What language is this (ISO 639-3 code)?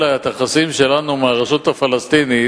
heb